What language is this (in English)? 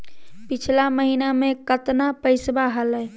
Magahi